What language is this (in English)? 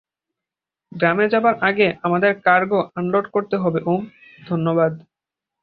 Bangla